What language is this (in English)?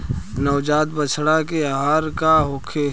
Bhojpuri